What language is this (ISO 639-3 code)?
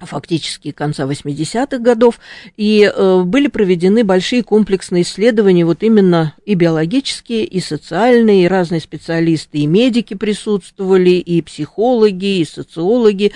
rus